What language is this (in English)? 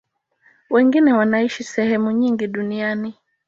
Swahili